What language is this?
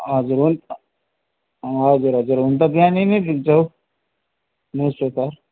Nepali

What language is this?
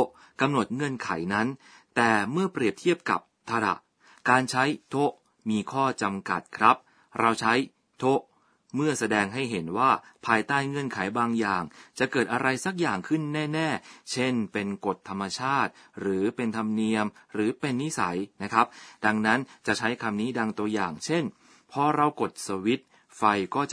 Thai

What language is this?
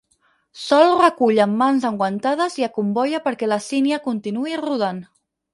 Catalan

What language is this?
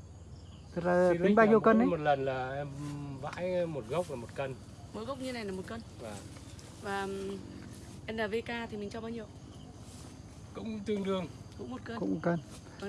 Vietnamese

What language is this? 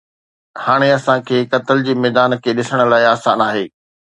Sindhi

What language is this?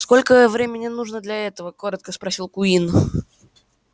Russian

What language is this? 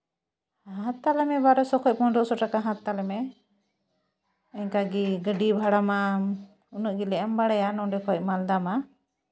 Santali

